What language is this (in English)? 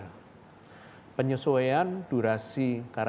Indonesian